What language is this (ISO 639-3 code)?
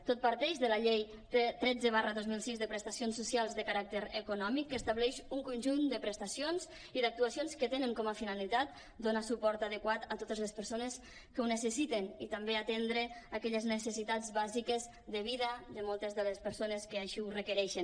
cat